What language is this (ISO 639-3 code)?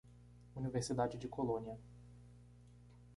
por